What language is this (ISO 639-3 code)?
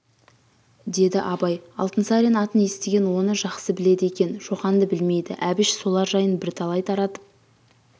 kaz